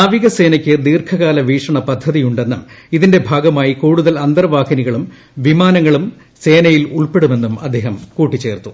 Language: Malayalam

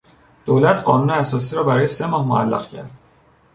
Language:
Persian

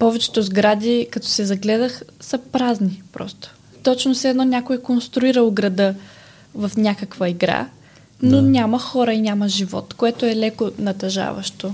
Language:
Bulgarian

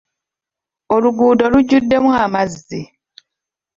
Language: Ganda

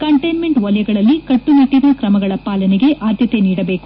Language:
Kannada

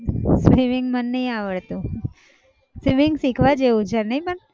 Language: Gujarati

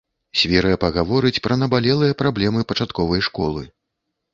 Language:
Belarusian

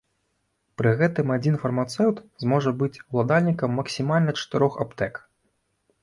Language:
Belarusian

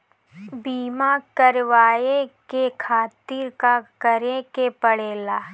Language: Bhojpuri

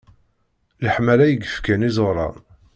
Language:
Kabyle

